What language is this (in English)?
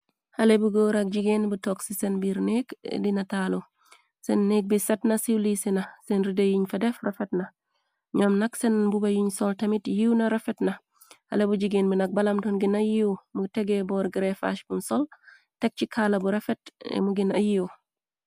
Wolof